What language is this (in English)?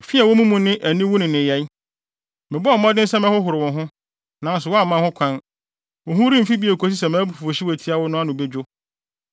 Akan